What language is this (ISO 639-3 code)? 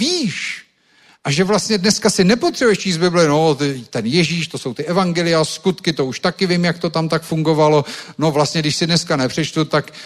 ces